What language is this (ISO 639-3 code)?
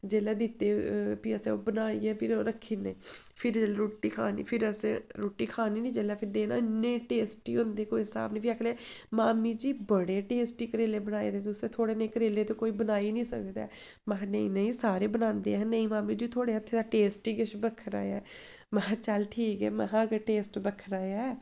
doi